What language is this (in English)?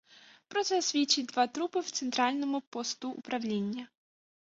Ukrainian